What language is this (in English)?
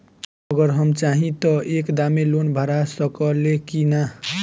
Bhojpuri